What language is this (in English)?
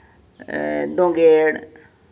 Santali